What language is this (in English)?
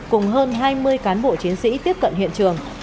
Vietnamese